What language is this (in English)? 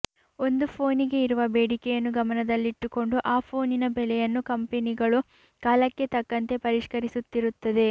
Kannada